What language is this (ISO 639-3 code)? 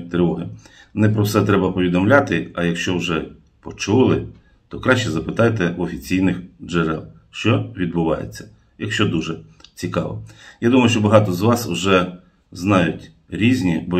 ukr